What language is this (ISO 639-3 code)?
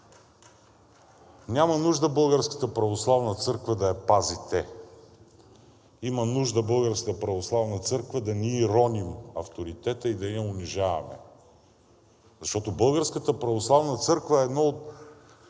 bul